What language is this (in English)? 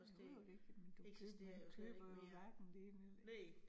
Danish